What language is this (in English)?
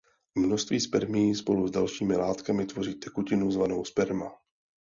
Czech